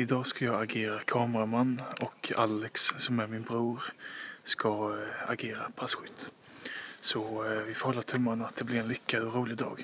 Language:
Swedish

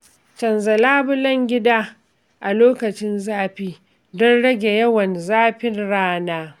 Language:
Hausa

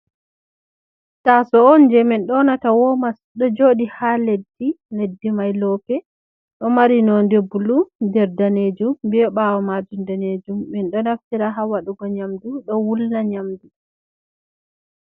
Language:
Fula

